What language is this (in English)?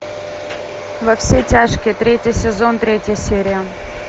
Russian